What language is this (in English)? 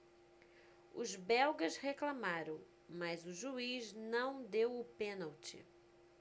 Portuguese